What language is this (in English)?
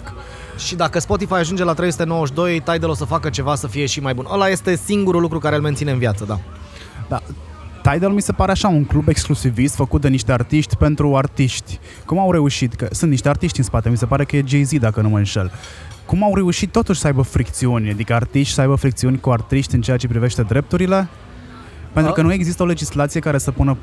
Romanian